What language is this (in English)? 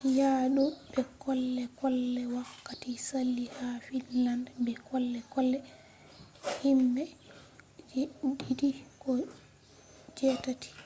Fula